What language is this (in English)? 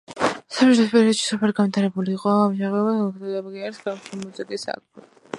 Georgian